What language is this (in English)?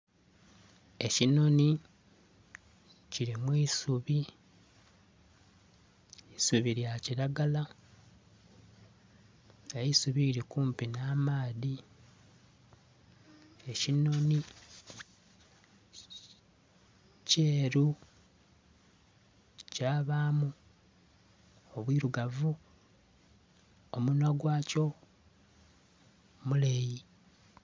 Soga